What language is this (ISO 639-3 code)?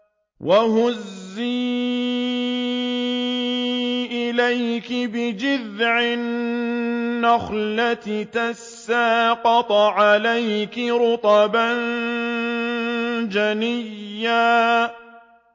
ara